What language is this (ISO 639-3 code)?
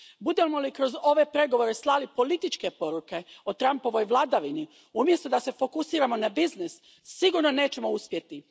hrv